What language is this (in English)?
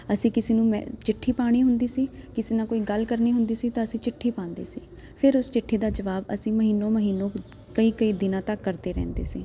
Punjabi